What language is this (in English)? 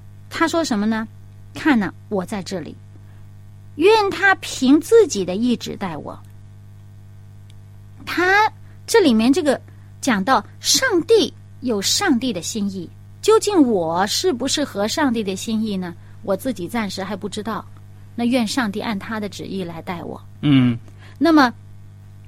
Chinese